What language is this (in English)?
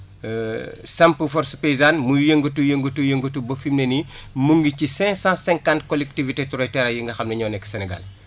Wolof